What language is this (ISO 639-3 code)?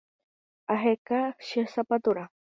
grn